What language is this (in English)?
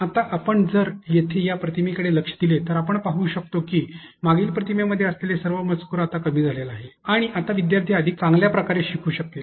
Marathi